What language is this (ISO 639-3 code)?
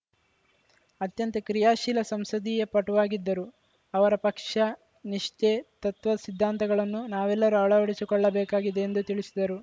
kan